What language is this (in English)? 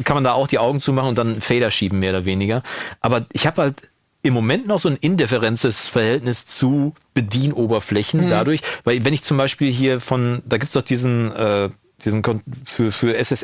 German